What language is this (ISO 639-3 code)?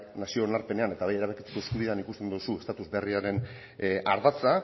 eus